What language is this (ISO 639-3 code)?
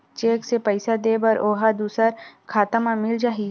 hne